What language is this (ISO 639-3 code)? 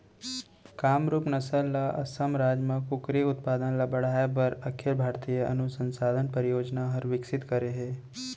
hne